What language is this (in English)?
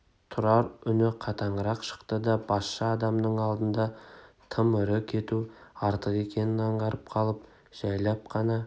Kazakh